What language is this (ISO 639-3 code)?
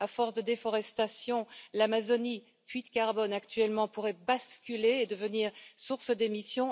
fra